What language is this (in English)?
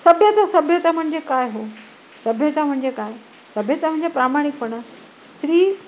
Marathi